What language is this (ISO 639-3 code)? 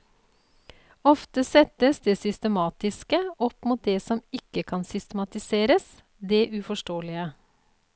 nor